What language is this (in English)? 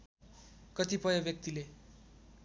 Nepali